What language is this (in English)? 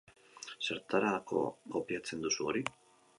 Basque